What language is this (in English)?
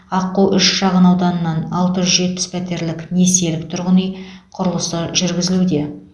Kazakh